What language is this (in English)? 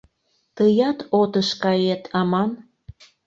Mari